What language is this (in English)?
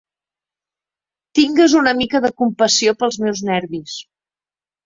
Catalan